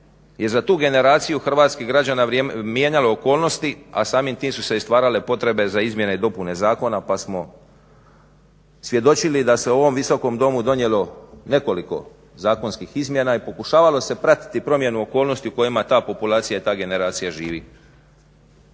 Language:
Croatian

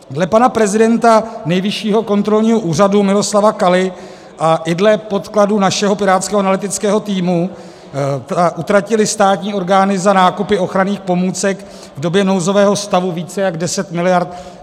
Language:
Czech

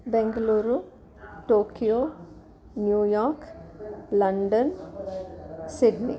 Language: Sanskrit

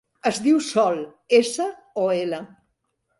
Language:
Catalan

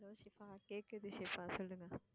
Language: Tamil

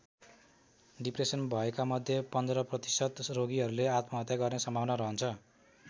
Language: Nepali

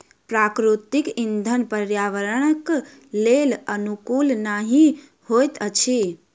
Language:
Maithili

